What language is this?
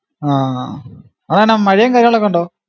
Malayalam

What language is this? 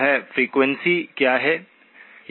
Hindi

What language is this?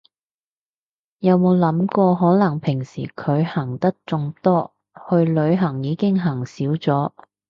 Cantonese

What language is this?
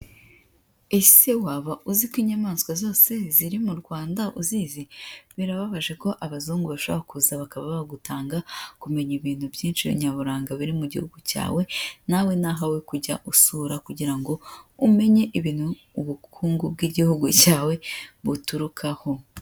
Kinyarwanda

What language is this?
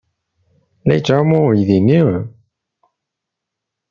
Kabyle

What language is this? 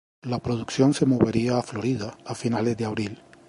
Spanish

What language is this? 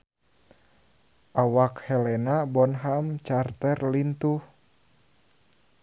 Sundanese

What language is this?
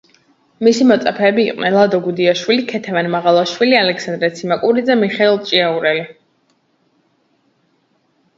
Georgian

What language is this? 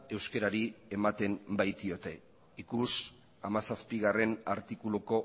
Basque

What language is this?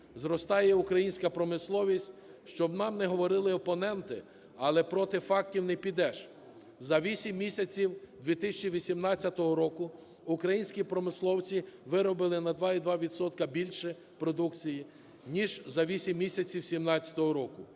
Ukrainian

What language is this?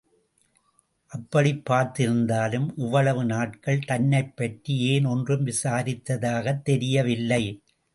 Tamil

